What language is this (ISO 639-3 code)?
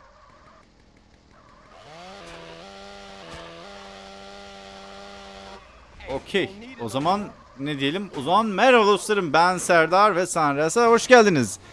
tur